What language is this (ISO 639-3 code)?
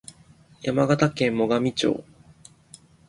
jpn